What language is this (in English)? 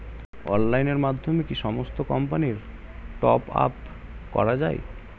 Bangla